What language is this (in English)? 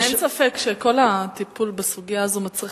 Hebrew